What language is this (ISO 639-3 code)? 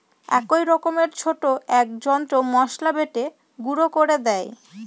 ben